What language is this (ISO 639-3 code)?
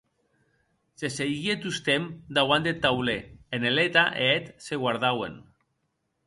oci